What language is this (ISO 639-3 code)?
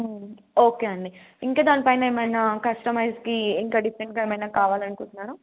tel